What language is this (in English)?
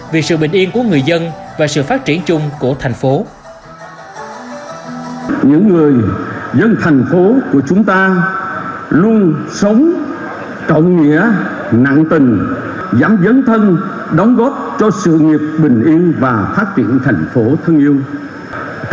Vietnamese